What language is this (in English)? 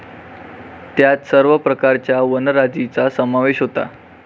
Marathi